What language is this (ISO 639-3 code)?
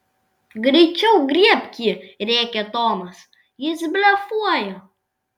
lit